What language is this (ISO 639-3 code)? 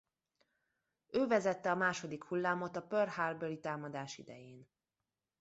hun